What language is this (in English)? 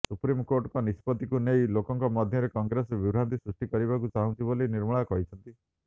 Odia